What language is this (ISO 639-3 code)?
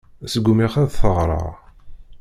kab